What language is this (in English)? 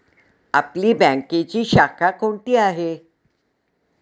Marathi